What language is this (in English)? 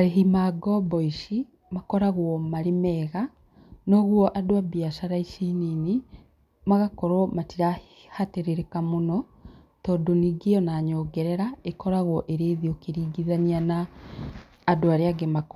Kikuyu